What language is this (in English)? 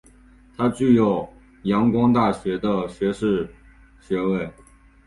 Chinese